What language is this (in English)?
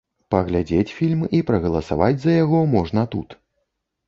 Belarusian